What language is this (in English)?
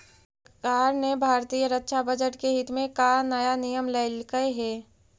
Magahi